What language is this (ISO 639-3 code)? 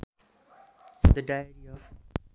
nep